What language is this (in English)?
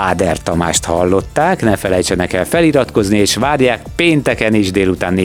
Hungarian